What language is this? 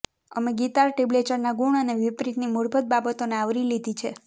Gujarati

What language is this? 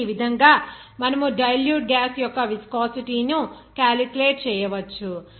Telugu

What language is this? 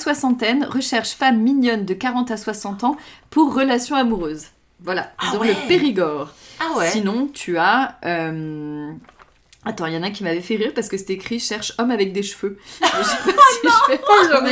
French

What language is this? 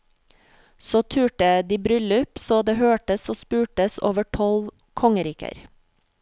Norwegian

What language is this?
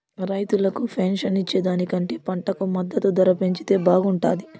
Telugu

